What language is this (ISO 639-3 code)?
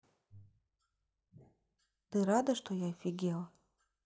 rus